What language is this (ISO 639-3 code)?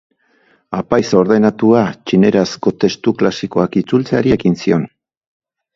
eus